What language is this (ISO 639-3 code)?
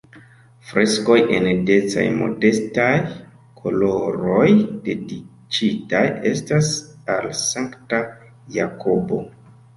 epo